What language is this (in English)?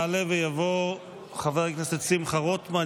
Hebrew